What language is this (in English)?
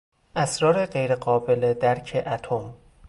Persian